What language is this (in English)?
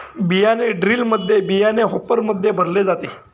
Marathi